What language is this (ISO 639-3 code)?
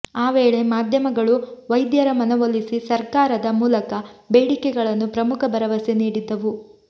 kan